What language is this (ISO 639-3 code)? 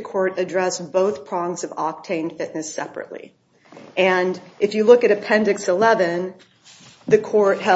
eng